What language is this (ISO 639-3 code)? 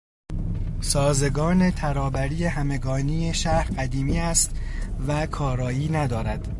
fas